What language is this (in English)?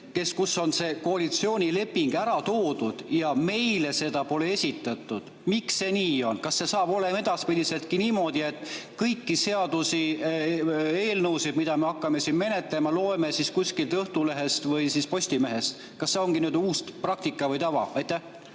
Estonian